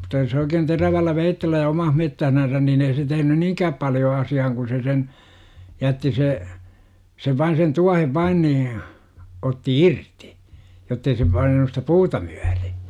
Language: Finnish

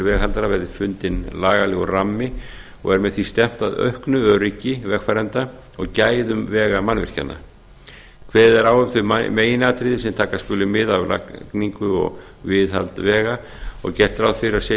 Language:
Icelandic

